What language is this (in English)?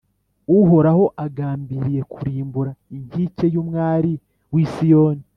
Kinyarwanda